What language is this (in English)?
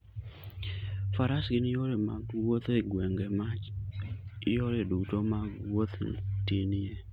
Luo (Kenya and Tanzania)